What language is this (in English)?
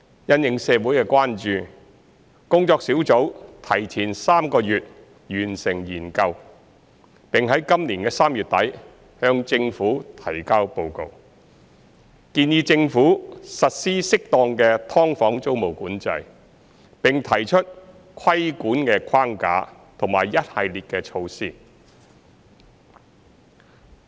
Cantonese